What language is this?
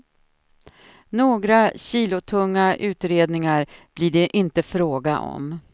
Swedish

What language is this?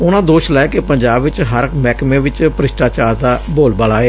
Punjabi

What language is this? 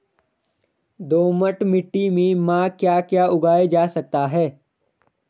Hindi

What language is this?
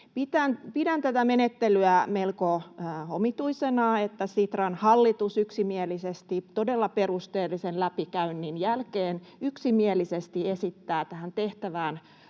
Finnish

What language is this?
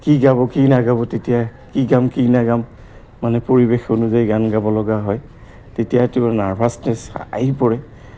Assamese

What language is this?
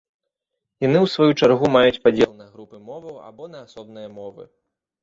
Belarusian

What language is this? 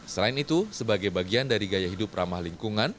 Indonesian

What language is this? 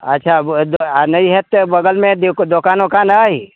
Maithili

